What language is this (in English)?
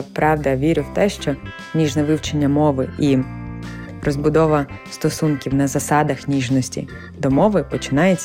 Ukrainian